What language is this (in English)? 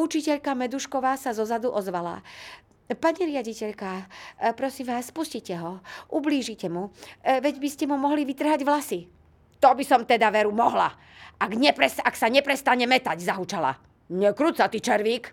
Slovak